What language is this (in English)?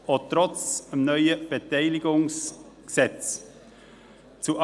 Swiss German